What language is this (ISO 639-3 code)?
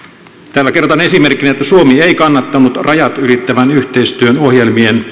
fin